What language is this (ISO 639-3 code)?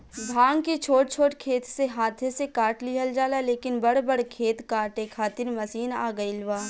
bho